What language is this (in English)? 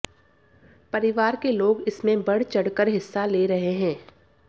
Hindi